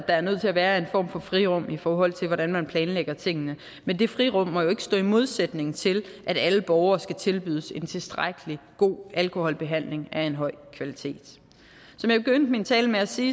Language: Danish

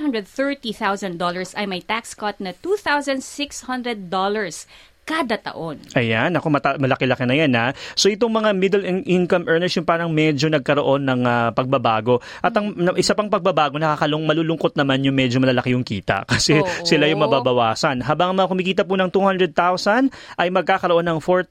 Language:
Filipino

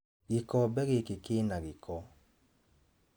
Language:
Kikuyu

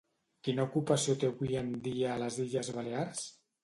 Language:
Catalan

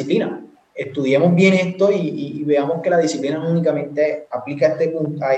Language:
Spanish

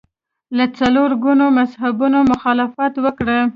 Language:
Pashto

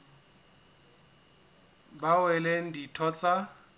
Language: Southern Sotho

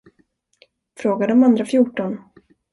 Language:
Swedish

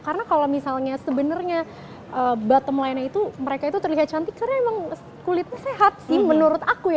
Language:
Indonesian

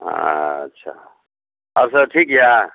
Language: Maithili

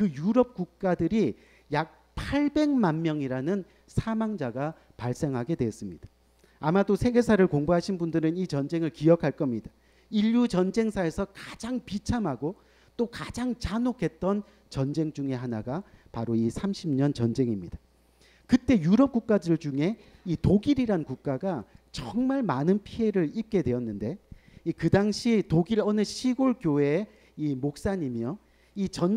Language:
Korean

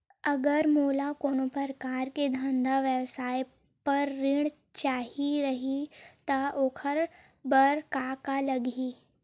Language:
Chhattisgarhi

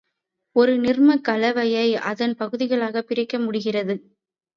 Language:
Tamil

